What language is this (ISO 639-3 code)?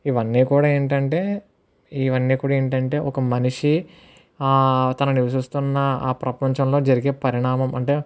tel